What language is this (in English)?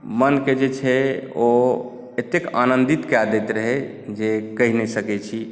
Maithili